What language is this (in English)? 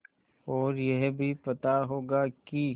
Hindi